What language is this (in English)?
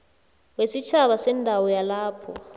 South Ndebele